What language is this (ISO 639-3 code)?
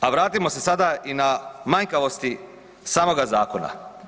hrv